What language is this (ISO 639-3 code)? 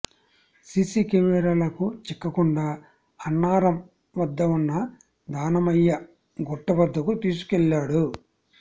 tel